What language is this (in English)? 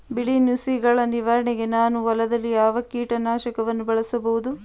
Kannada